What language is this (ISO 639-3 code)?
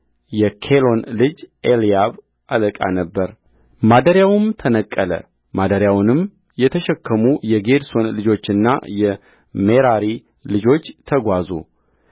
amh